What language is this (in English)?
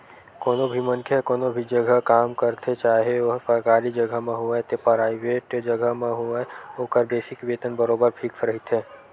Chhattisgarhi